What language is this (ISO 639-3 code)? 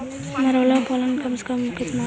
mag